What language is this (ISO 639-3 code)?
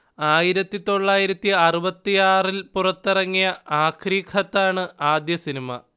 mal